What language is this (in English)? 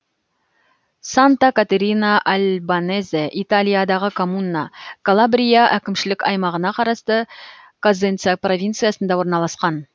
Kazakh